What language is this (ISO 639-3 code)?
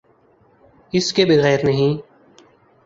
urd